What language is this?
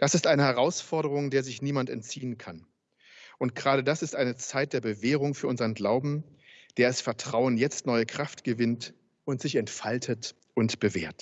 German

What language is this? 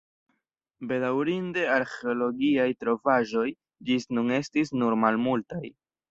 Esperanto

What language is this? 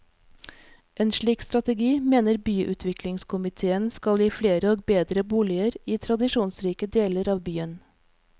Norwegian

